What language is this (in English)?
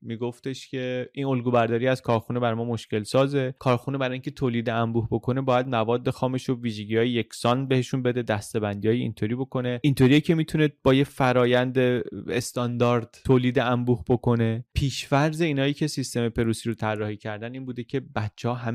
Persian